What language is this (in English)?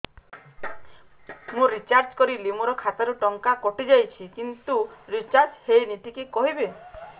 Odia